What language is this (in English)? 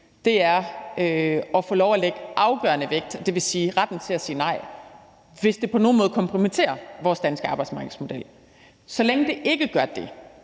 Danish